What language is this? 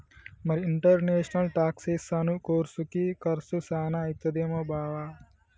Telugu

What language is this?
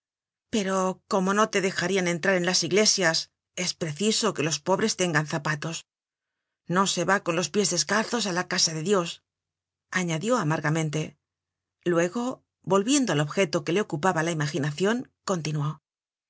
Spanish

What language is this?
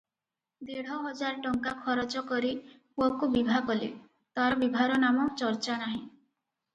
Odia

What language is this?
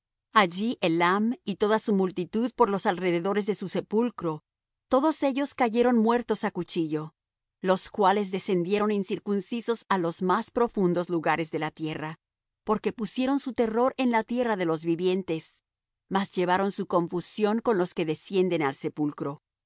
Spanish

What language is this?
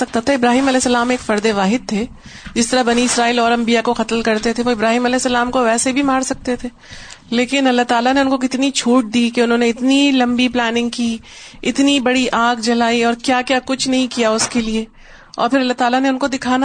Urdu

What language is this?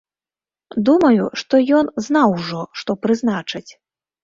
Belarusian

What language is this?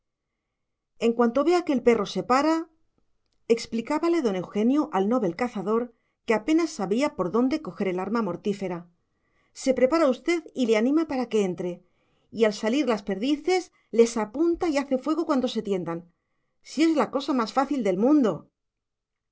Spanish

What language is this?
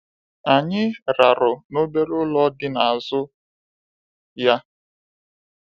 Igbo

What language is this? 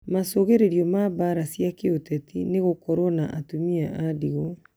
Kikuyu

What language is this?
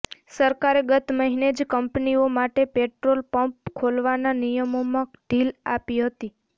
Gujarati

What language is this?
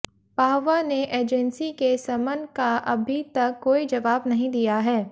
Hindi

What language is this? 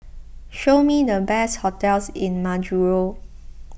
English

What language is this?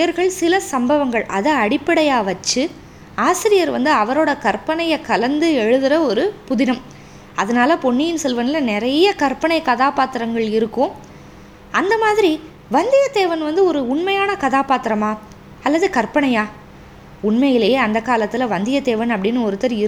Tamil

